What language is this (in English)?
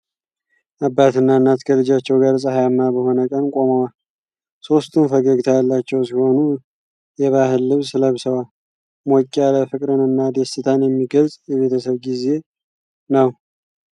Amharic